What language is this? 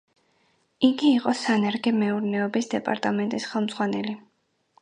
Georgian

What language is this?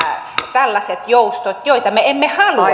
Finnish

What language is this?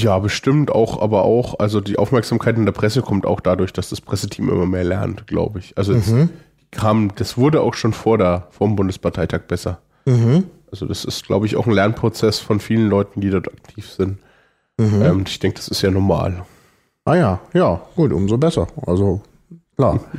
German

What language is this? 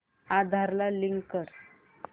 Marathi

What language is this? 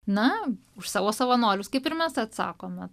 Lithuanian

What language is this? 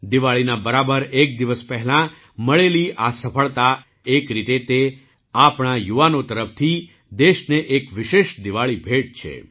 Gujarati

